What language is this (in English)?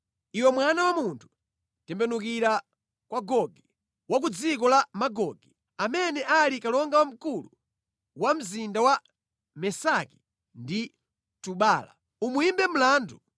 Nyanja